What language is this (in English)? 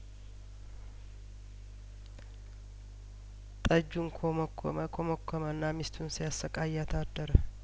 Amharic